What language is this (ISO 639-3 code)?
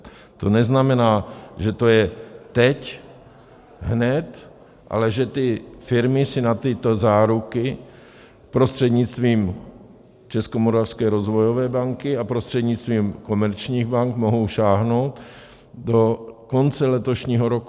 ces